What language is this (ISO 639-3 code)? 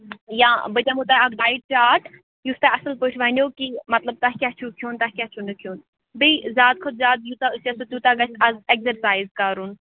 kas